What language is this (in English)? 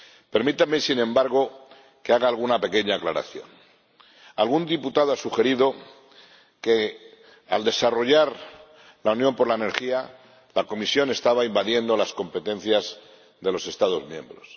Spanish